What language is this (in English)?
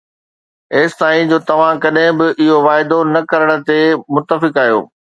Sindhi